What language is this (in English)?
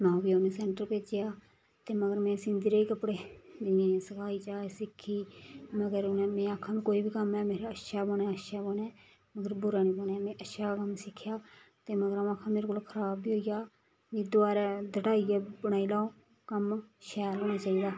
Dogri